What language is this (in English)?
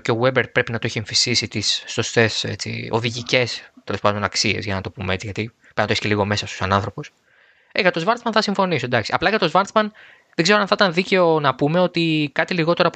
Greek